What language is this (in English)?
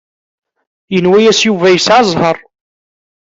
Kabyle